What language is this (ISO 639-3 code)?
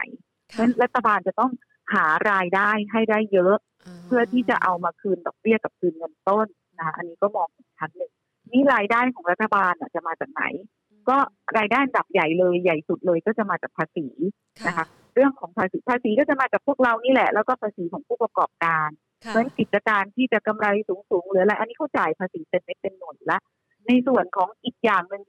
tha